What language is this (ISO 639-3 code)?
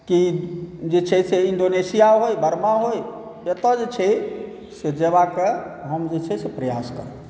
mai